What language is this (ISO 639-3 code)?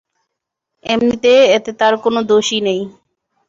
ben